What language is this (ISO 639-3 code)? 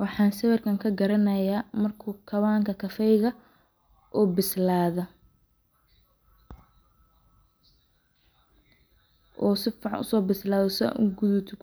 som